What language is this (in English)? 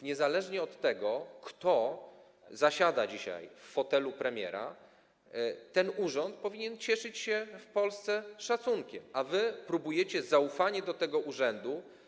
Polish